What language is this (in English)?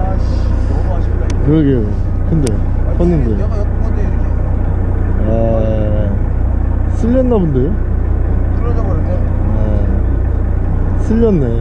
Korean